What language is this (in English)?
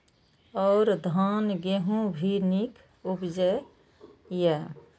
Maithili